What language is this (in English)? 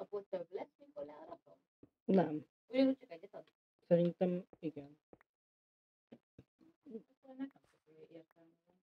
Hungarian